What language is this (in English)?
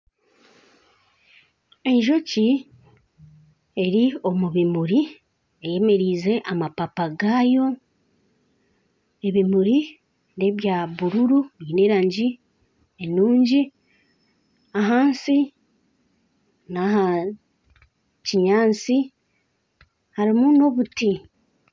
Nyankole